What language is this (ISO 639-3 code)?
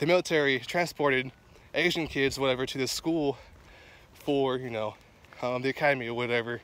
eng